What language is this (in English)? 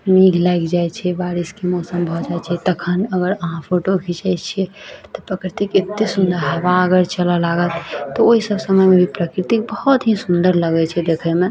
Maithili